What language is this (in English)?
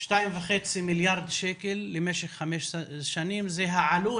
Hebrew